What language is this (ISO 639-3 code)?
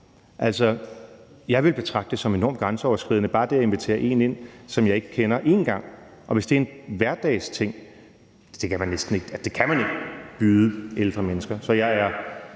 dan